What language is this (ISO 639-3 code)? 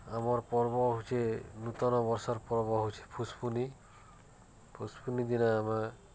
ori